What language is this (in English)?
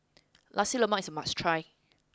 English